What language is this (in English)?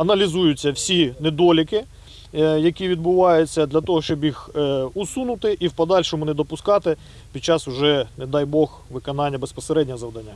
Ukrainian